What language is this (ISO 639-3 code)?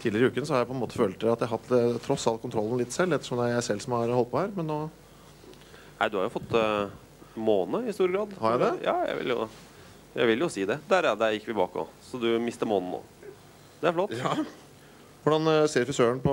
nor